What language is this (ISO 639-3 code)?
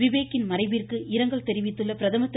tam